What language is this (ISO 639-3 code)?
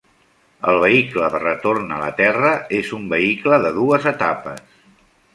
cat